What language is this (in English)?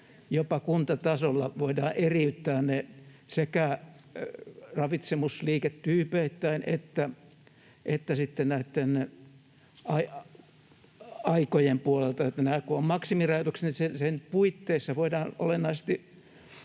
Finnish